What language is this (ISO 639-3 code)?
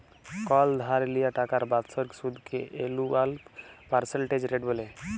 ben